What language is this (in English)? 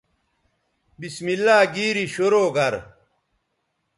Bateri